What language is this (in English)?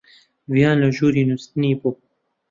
Central Kurdish